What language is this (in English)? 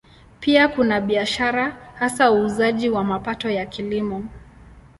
Swahili